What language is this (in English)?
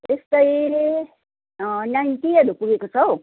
Nepali